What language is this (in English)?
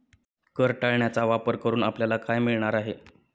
Marathi